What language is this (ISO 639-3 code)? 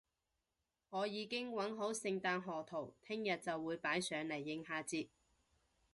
yue